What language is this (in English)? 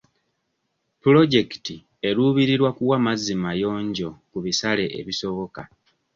Ganda